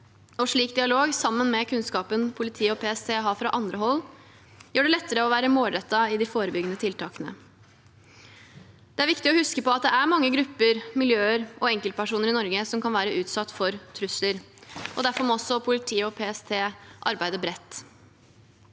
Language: Norwegian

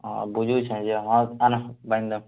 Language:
Odia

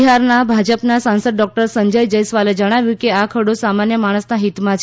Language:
Gujarati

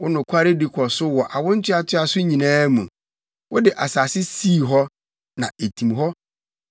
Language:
Akan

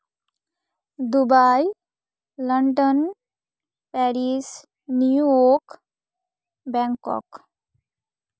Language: Santali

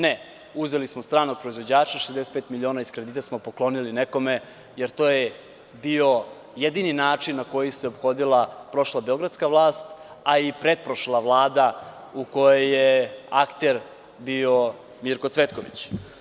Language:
Serbian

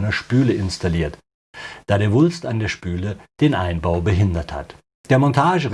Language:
German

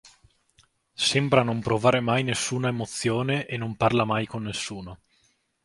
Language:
Italian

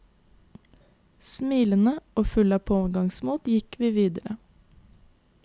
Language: Norwegian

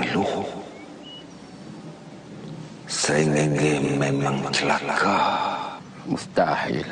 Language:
Malay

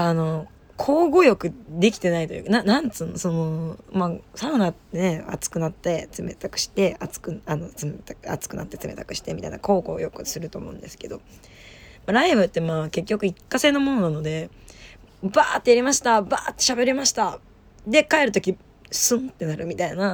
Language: Japanese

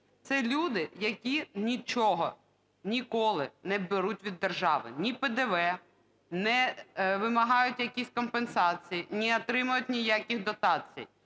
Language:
Ukrainian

